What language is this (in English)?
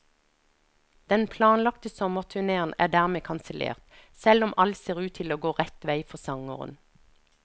Norwegian